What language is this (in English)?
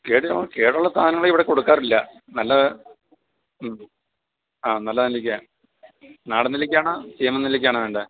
Malayalam